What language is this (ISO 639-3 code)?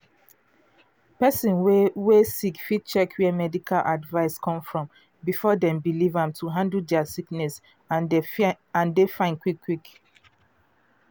pcm